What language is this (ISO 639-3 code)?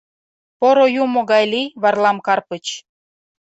chm